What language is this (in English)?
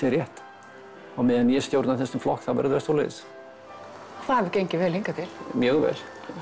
Icelandic